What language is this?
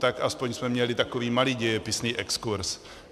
Czech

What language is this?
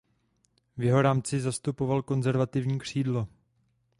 Czech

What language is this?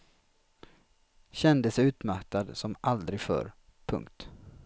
Swedish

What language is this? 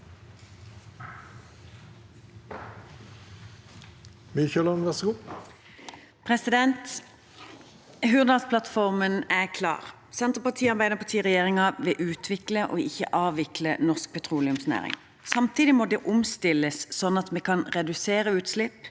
Norwegian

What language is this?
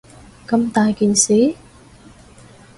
Cantonese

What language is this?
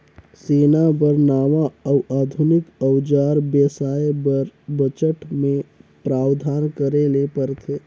Chhattisgarhi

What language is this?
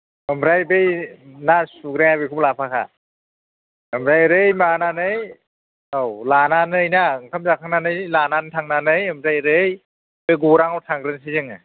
Bodo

